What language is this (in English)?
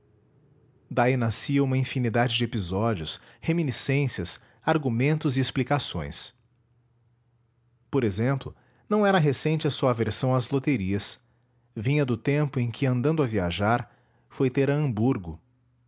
Portuguese